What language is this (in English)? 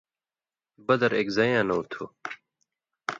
Indus Kohistani